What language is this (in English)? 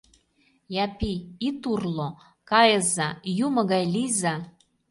Mari